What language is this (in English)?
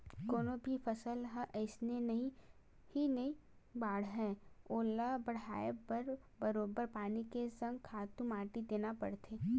Chhattisgarhi